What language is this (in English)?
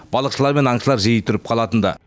Kazakh